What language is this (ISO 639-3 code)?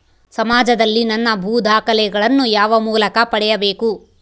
kan